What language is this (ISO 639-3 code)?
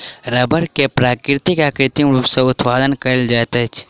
mai